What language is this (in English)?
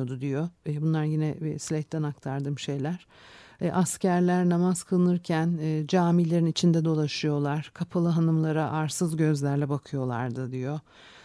Turkish